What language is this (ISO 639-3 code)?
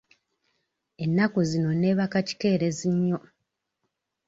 lug